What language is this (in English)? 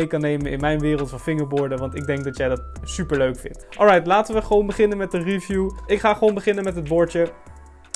Dutch